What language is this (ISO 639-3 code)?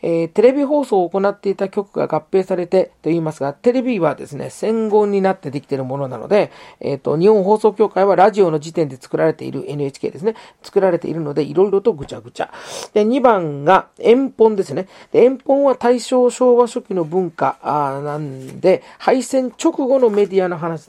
jpn